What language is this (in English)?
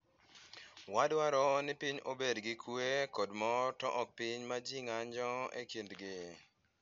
Luo (Kenya and Tanzania)